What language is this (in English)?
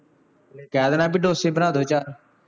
Punjabi